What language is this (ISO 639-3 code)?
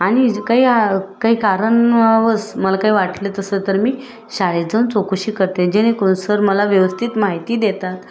mar